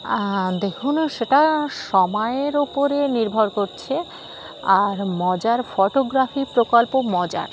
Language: Bangla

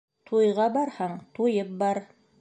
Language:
Bashkir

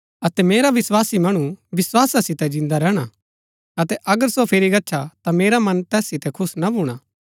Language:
Gaddi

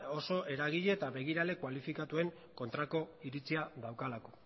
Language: Basque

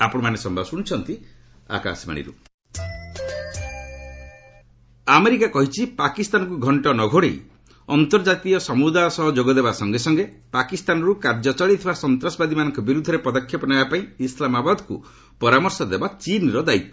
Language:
Odia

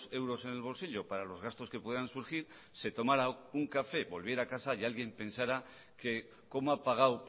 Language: Spanish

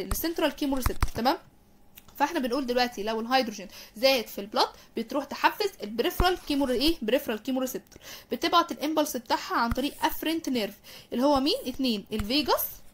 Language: Arabic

